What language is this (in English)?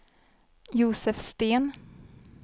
Swedish